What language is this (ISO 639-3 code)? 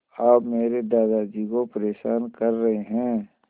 hin